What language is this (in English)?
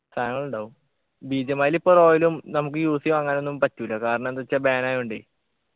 Malayalam